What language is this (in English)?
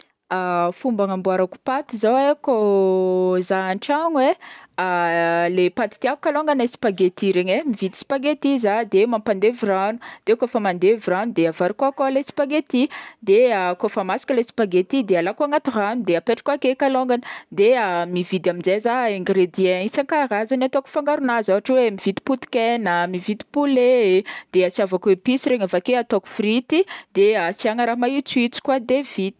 Northern Betsimisaraka Malagasy